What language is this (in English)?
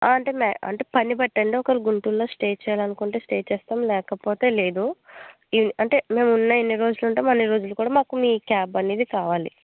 Telugu